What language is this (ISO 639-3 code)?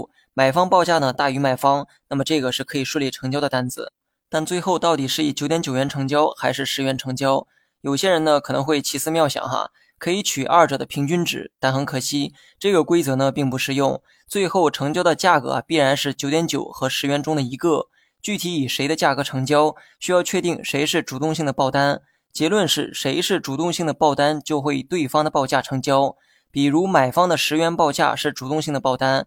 zho